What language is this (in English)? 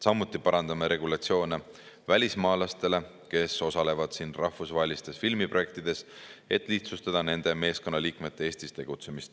Estonian